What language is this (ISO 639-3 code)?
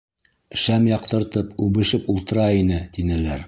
bak